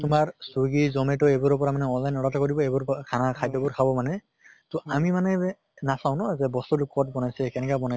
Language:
Assamese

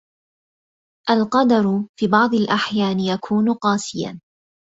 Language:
Arabic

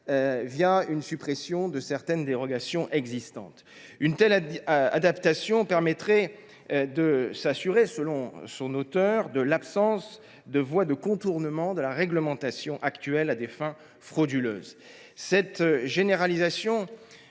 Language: French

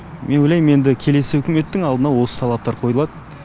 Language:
Kazakh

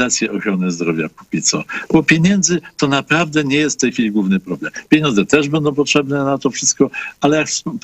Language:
Polish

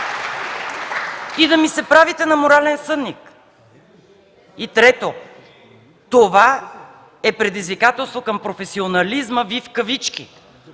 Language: Bulgarian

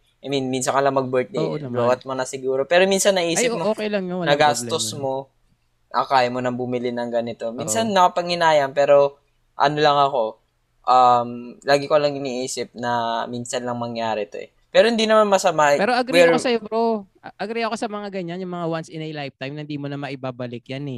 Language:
Filipino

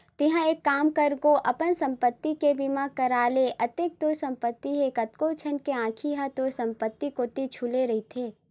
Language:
Chhattisgarhi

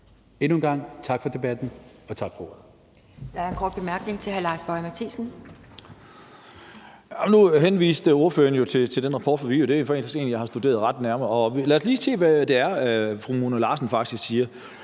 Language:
Danish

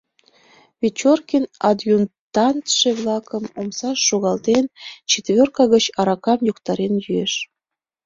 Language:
Mari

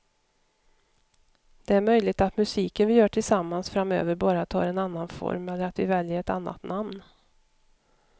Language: Swedish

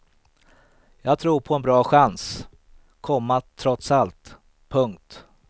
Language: Swedish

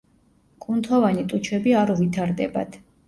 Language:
Georgian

